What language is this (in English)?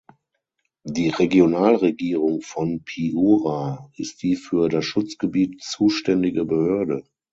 German